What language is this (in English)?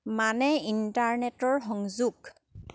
Assamese